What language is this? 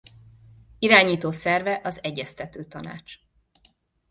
Hungarian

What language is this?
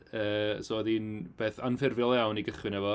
Welsh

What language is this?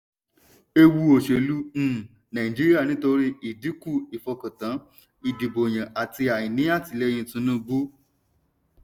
Yoruba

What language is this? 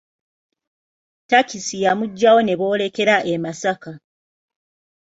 Ganda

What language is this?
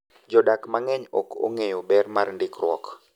Luo (Kenya and Tanzania)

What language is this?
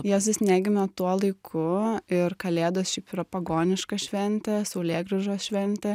Lithuanian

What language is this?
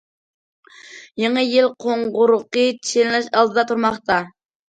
Uyghur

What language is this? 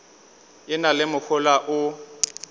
Northern Sotho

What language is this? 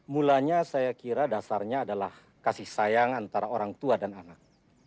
Indonesian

